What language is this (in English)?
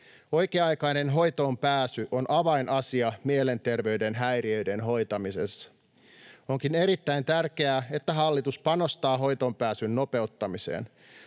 Finnish